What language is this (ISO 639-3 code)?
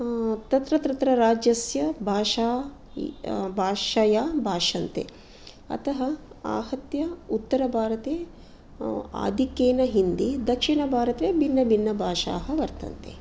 san